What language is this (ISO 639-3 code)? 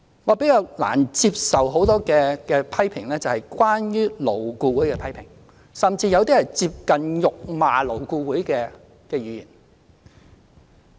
yue